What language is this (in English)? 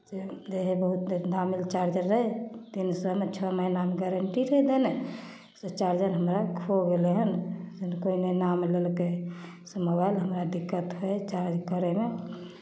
Maithili